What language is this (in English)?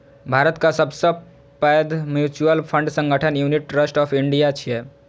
Maithili